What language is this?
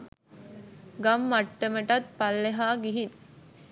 Sinhala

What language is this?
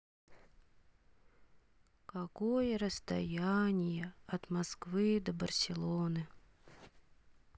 Russian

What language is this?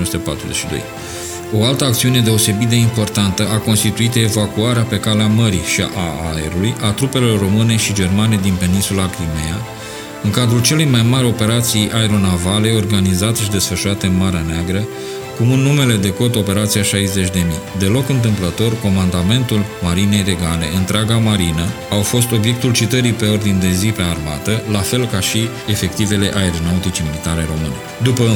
Romanian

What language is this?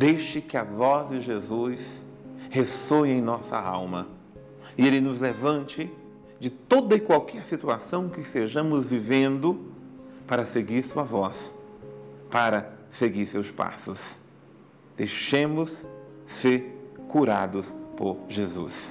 Portuguese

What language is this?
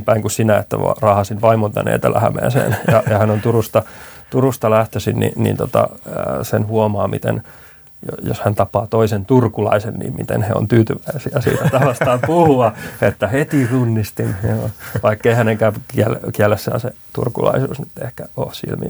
Finnish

